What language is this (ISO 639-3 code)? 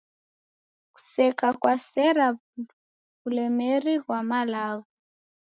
dav